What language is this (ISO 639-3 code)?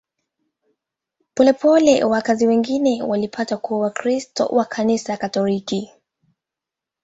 swa